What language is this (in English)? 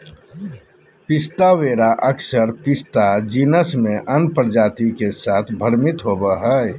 Magahi